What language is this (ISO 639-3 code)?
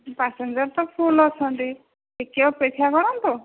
ori